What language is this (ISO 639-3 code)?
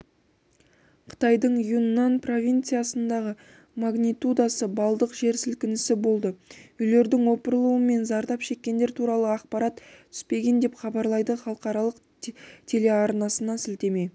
kaz